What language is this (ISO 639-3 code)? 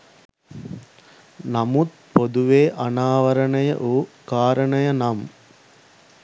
sin